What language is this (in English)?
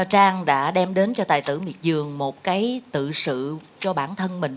Vietnamese